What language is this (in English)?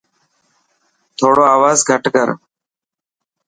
Dhatki